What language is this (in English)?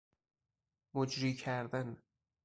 Persian